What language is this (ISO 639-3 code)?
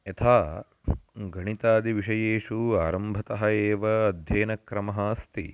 san